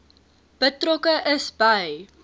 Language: Afrikaans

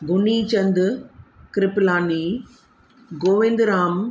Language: Sindhi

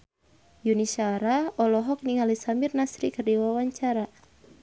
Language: Sundanese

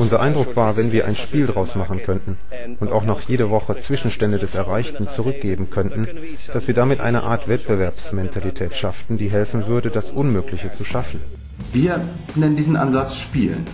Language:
German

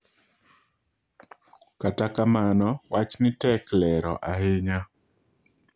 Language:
Luo (Kenya and Tanzania)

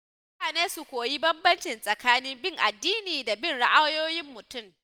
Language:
Hausa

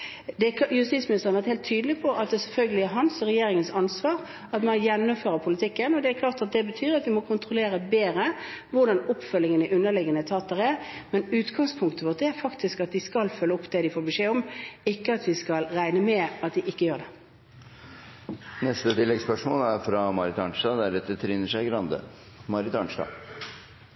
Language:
Norwegian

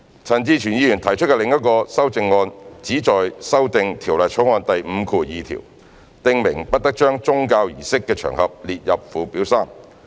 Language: Cantonese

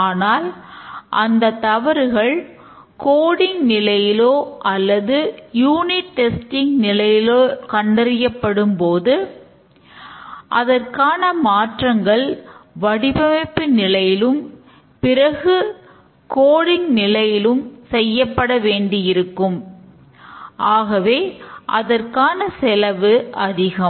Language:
Tamil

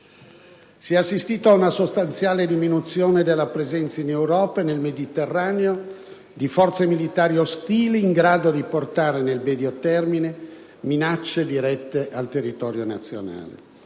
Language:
Italian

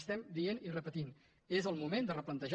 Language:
Catalan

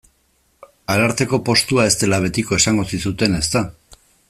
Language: Basque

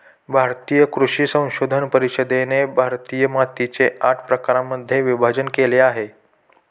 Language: Marathi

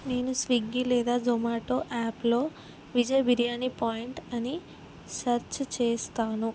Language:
Telugu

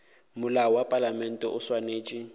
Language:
Northern Sotho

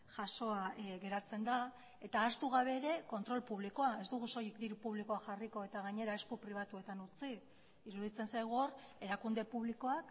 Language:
Basque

